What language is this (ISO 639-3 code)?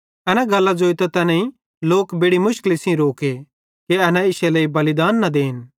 bhd